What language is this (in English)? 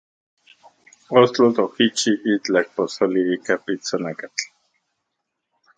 Central Puebla Nahuatl